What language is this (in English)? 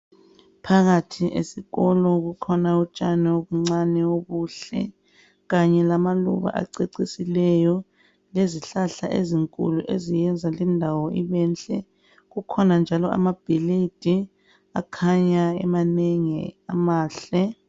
North Ndebele